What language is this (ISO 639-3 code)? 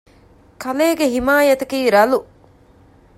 div